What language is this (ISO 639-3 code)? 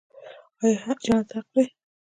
pus